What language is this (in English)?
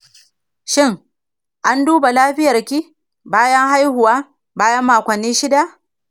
Hausa